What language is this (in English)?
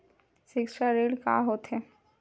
Chhattisgarhi